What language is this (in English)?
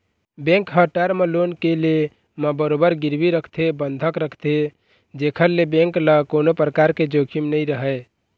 Chhattisgarhi